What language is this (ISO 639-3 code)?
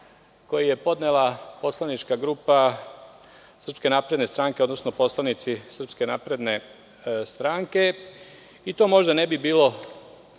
srp